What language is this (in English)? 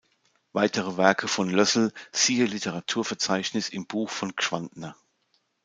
German